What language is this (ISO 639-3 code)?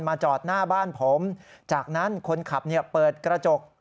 tha